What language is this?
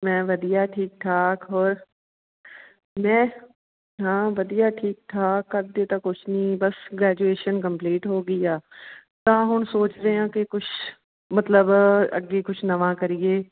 Punjabi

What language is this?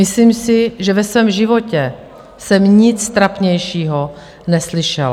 Czech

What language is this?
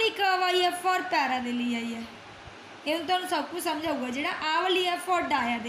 Hindi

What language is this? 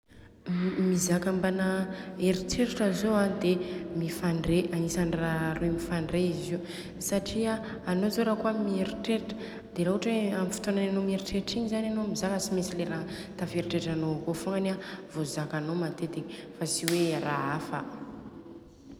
Southern Betsimisaraka Malagasy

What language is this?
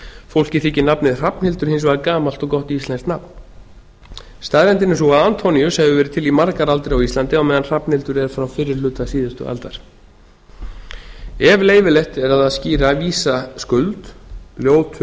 Icelandic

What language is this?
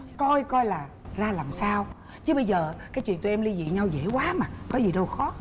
Vietnamese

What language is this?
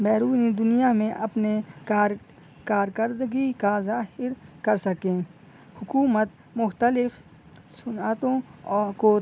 Urdu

